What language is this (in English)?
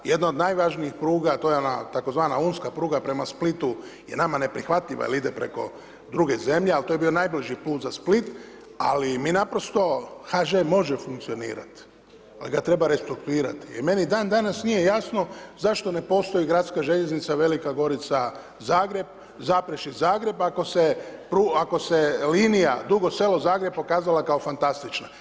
Croatian